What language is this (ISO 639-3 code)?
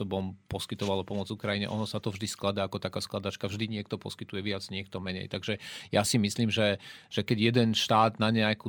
ces